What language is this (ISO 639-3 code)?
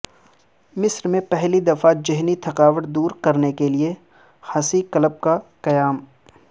urd